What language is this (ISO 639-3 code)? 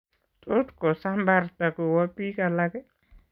kln